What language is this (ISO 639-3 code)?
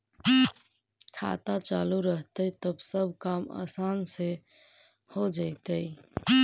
mag